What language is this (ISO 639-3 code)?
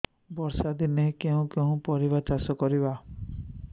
ori